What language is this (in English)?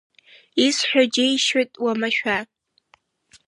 Abkhazian